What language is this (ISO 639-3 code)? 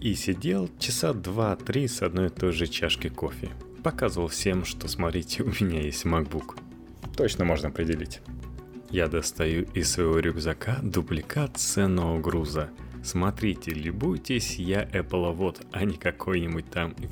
rus